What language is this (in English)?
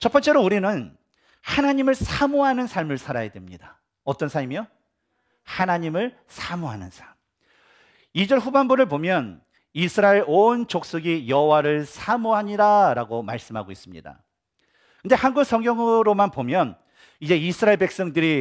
Korean